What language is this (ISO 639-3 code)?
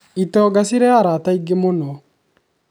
kik